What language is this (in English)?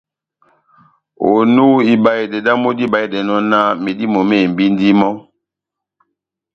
Batanga